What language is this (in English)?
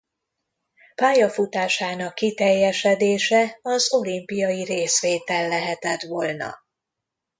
Hungarian